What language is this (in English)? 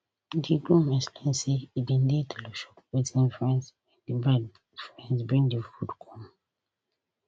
Nigerian Pidgin